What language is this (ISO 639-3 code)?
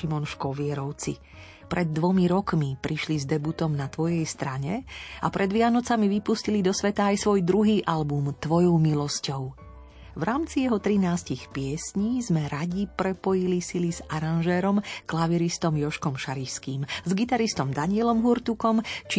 slk